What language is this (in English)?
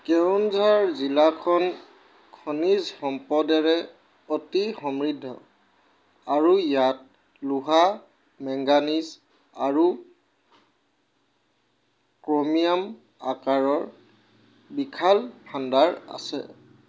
Assamese